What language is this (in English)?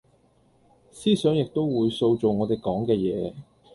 Cantonese